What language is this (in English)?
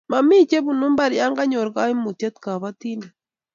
Kalenjin